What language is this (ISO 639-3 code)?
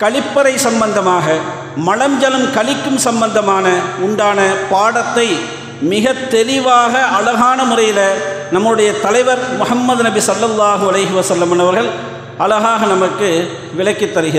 ara